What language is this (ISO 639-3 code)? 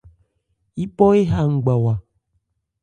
ebr